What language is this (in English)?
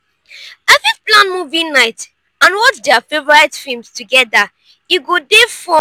Nigerian Pidgin